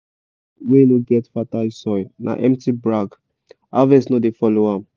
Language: Nigerian Pidgin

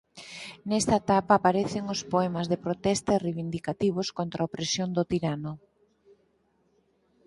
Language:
Galician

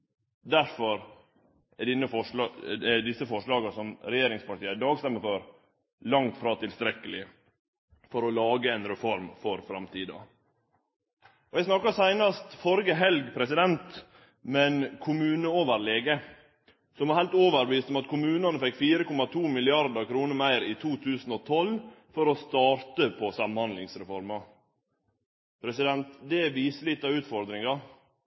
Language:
Norwegian Nynorsk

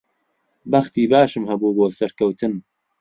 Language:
Central Kurdish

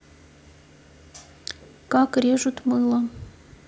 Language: Russian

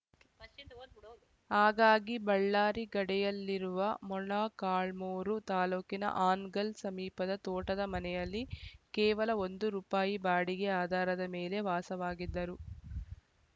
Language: Kannada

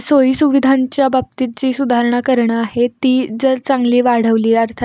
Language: Marathi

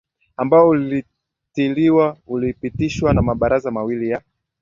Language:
Swahili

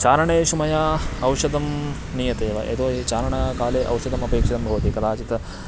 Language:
Sanskrit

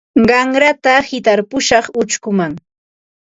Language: Ambo-Pasco Quechua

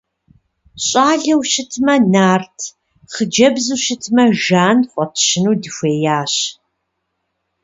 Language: Kabardian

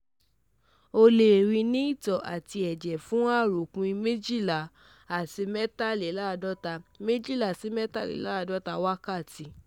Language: Yoruba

